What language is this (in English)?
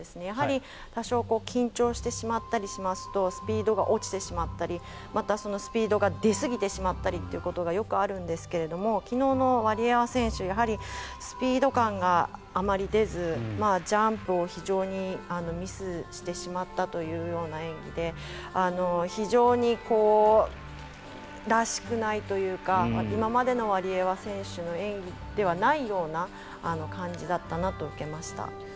Japanese